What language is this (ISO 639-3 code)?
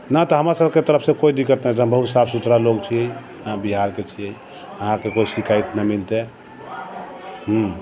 mai